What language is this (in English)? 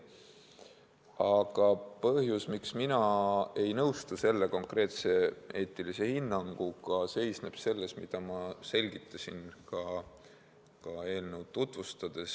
Estonian